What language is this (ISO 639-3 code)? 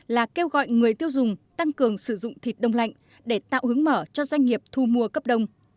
vie